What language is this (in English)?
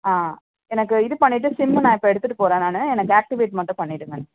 Tamil